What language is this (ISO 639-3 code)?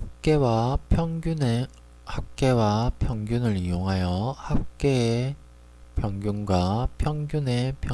kor